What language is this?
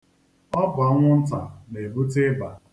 Igbo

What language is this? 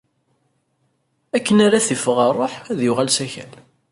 Kabyle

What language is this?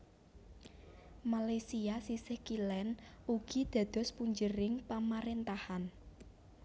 Javanese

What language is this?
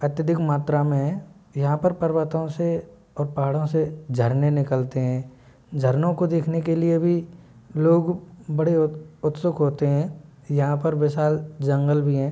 Hindi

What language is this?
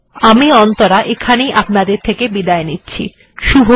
Bangla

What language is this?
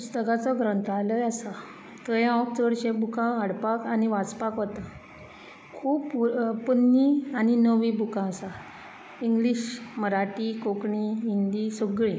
Konkani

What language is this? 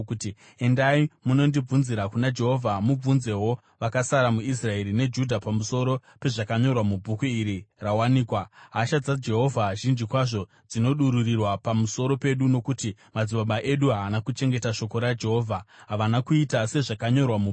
Shona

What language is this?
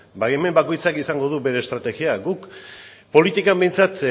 Basque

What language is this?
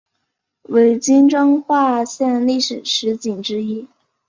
Chinese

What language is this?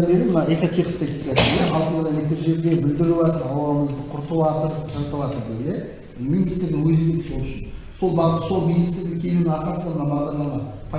Turkish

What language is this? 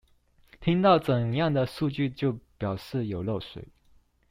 Chinese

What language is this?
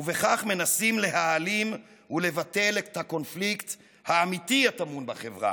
Hebrew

